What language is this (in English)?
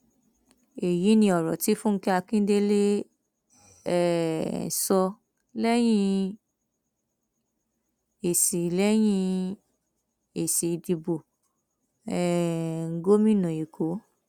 Yoruba